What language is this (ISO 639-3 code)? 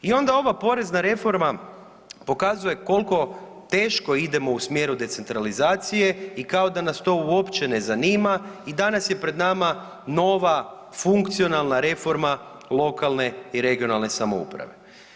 hrv